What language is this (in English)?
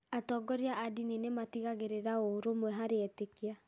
Kikuyu